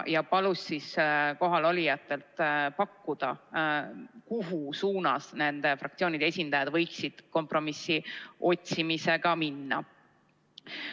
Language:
Estonian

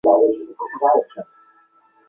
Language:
Chinese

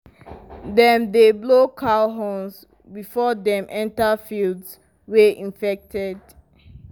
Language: Nigerian Pidgin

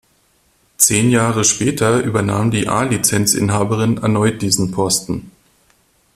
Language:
German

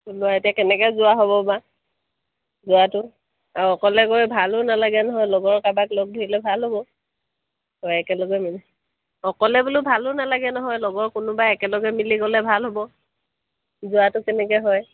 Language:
Assamese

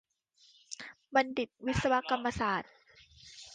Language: Thai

